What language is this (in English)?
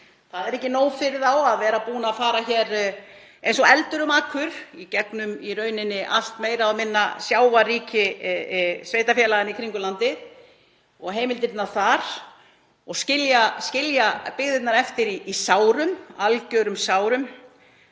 Icelandic